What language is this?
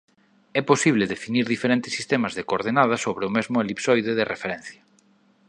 Galician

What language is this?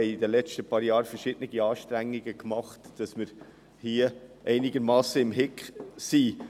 Swiss German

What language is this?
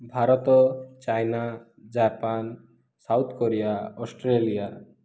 Odia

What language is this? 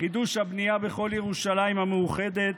Hebrew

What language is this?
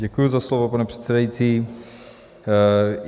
Czech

